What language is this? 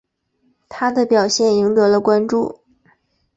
Chinese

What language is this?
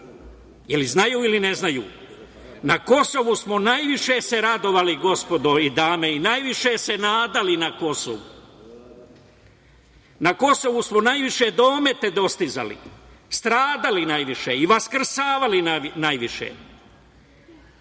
Serbian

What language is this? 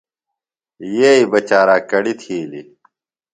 Phalura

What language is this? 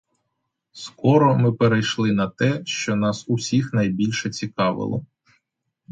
Ukrainian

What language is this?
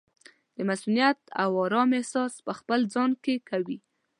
Pashto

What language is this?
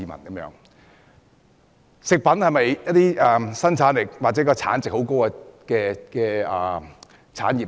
Cantonese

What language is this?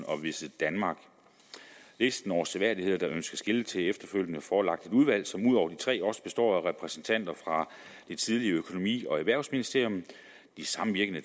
Danish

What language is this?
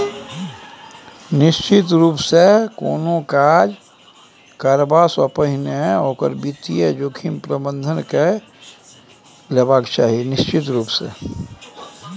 Maithili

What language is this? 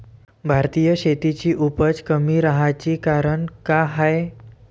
Marathi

